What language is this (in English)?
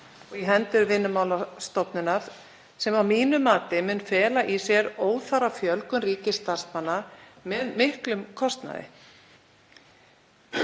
Icelandic